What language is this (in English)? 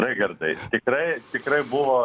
Lithuanian